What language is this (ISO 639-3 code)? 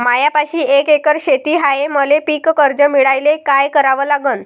mar